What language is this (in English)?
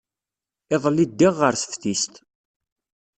Kabyle